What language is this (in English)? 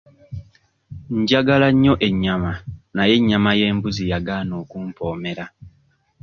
Ganda